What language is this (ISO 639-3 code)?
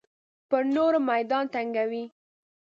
pus